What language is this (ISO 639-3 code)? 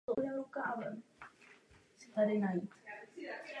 ces